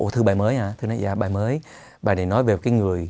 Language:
Vietnamese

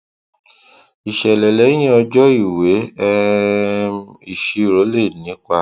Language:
Yoruba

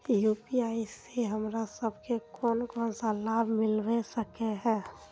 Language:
Magahi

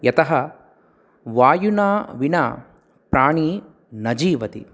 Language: Sanskrit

